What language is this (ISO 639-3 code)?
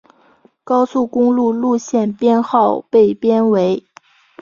zho